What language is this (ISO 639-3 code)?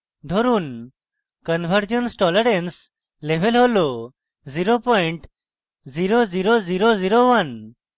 ben